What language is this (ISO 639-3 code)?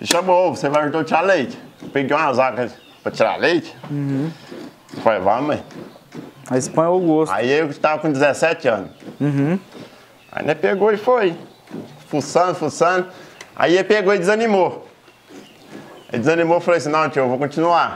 por